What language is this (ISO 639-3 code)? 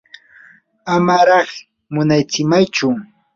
qur